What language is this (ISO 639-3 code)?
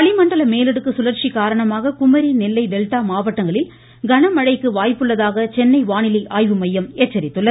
tam